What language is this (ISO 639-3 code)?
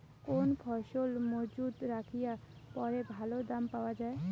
ben